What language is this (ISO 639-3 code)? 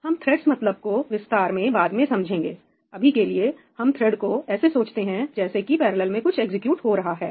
hin